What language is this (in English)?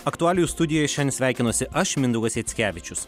Lithuanian